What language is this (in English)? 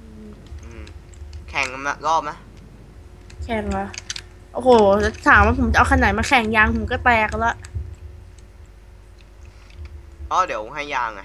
Thai